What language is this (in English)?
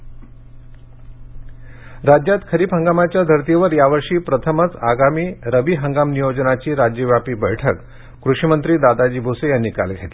Marathi